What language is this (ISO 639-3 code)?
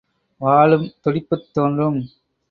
tam